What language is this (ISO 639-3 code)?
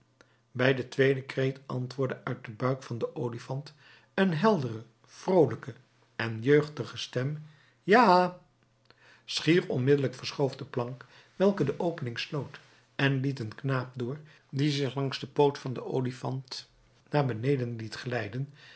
nld